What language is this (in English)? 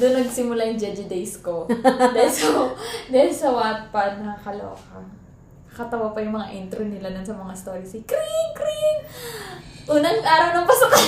Filipino